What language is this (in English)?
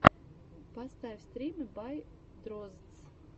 Russian